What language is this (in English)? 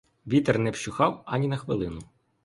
Ukrainian